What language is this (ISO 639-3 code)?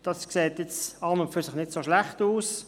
gsw